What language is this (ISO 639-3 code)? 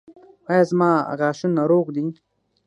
pus